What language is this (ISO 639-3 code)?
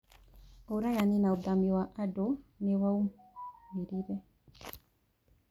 kik